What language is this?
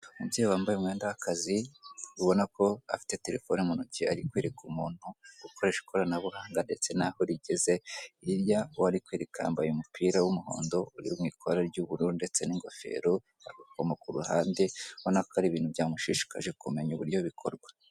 Kinyarwanda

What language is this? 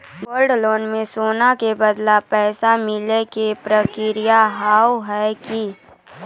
Maithili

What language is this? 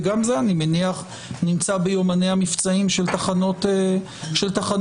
Hebrew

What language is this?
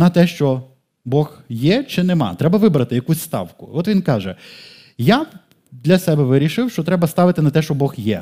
Ukrainian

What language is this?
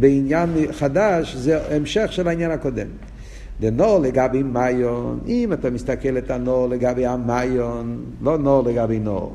Hebrew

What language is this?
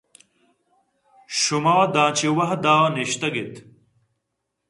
Eastern Balochi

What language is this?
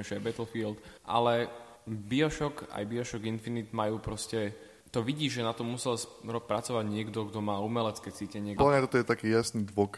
Slovak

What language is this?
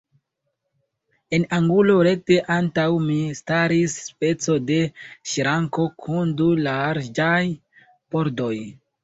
Esperanto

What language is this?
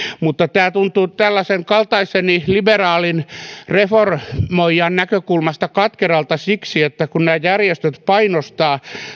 Finnish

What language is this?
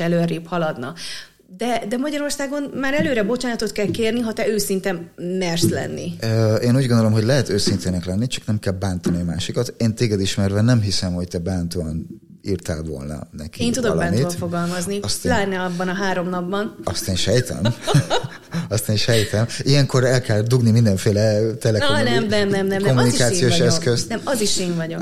Hungarian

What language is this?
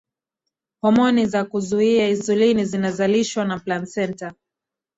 Swahili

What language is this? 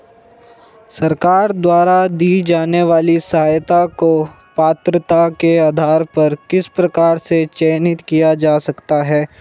Hindi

